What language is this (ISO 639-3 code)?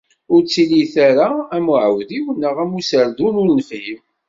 kab